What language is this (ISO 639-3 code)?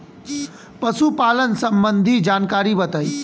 bho